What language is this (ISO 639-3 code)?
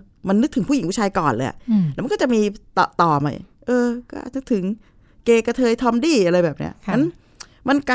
tha